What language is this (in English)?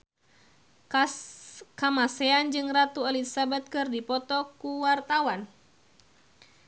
Sundanese